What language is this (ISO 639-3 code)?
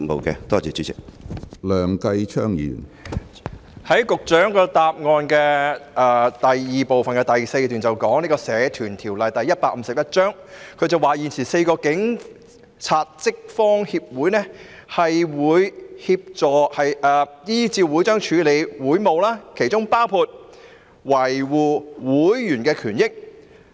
yue